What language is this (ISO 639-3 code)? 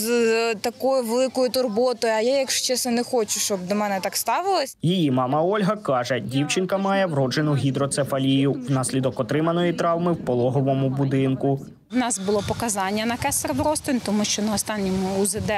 ukr